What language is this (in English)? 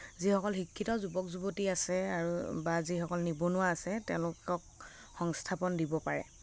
Assamese